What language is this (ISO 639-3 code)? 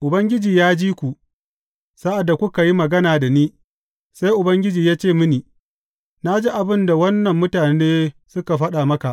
hau